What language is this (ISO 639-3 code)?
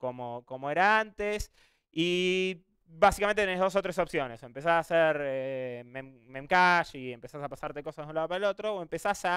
spa